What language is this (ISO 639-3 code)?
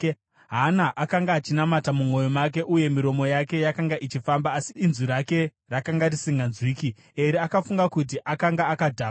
sna